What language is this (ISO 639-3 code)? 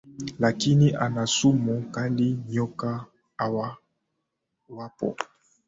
swa